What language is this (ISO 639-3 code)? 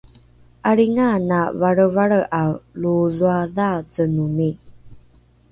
dru